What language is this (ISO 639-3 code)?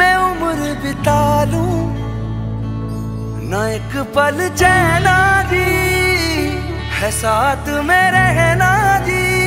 hin